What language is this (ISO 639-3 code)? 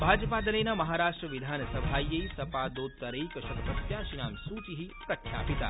san